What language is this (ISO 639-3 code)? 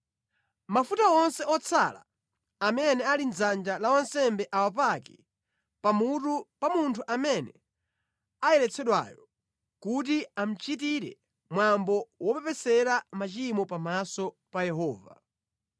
nya